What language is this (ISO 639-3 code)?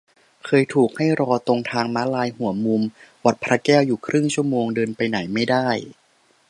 tha